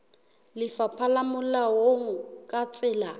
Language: Southern Sotho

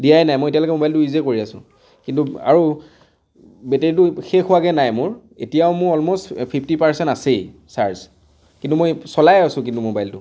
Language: Assamese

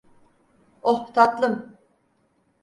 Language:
Turkish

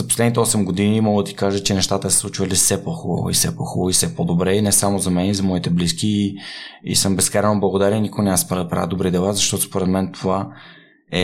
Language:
Bulgarian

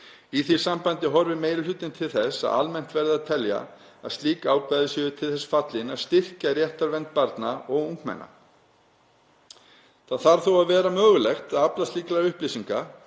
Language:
Icelandic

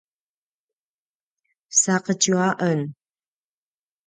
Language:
Paiwan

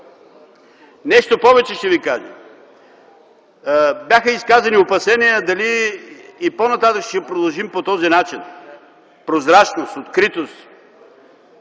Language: Bulgarian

